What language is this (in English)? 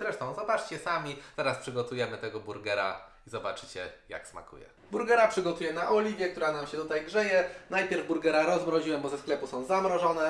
Polish